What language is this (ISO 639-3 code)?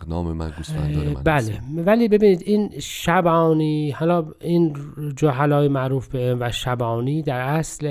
fas